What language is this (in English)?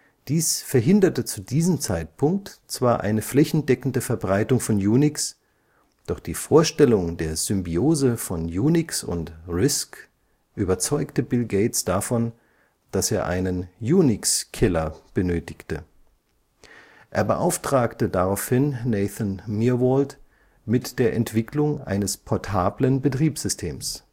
German